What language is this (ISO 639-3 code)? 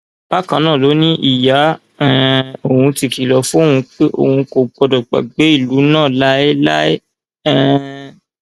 yor